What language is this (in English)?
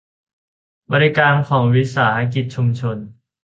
Thai